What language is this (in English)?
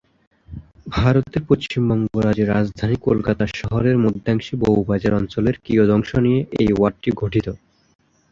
Bangla